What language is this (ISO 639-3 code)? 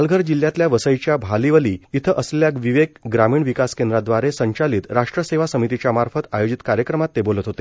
mar